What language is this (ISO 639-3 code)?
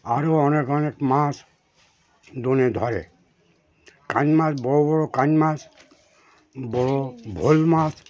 ben